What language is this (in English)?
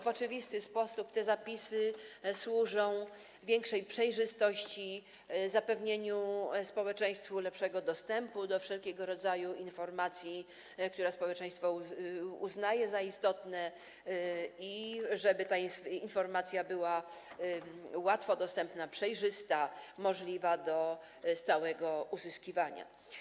Polish